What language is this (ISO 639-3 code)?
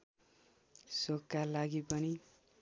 nep